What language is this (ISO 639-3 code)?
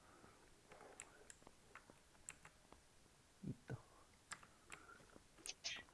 kor